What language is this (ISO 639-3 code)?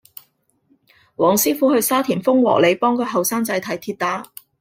yue